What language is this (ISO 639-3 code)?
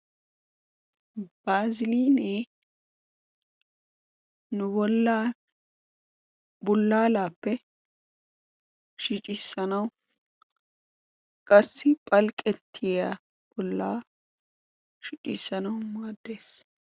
wal